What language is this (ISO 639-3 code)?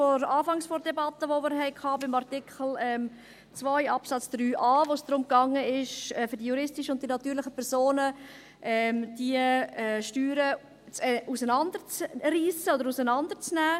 gsw